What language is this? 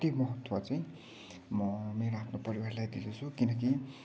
Nepali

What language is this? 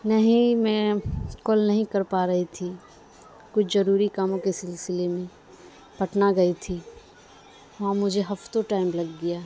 Urdu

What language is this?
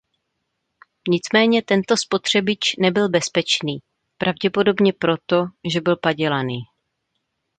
Czech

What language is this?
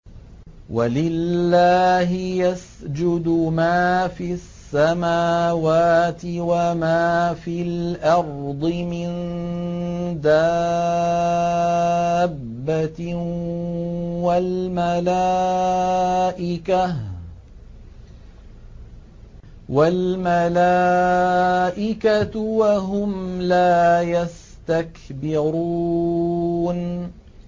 Arabic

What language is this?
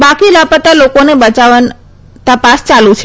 Gujarati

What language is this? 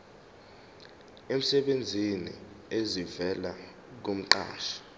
Zulu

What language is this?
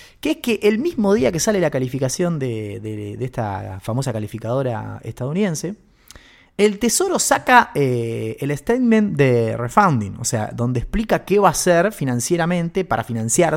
Spanish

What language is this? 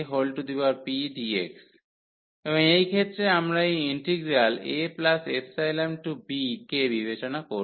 Bangla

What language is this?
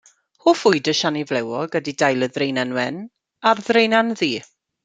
Welsh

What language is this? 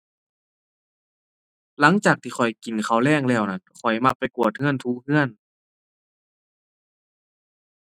Thai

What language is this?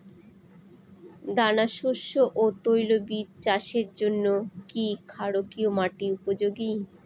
Bangla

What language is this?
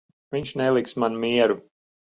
Latvian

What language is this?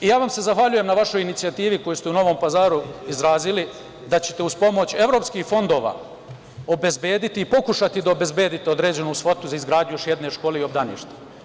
Serbian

